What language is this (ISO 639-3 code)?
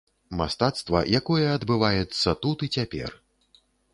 bel